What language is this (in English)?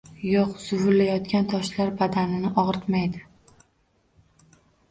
Uzbek